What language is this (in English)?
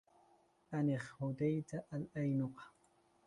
Arabic